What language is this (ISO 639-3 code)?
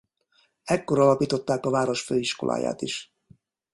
hun